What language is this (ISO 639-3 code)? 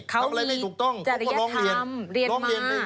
tha